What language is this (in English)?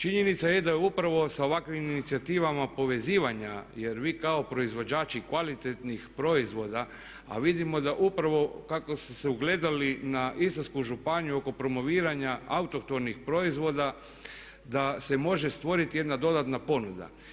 Croatian